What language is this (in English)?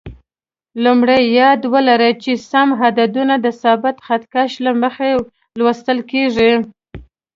Pashto